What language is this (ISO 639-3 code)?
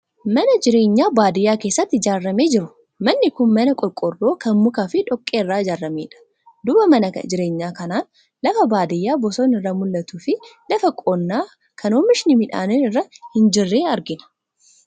orm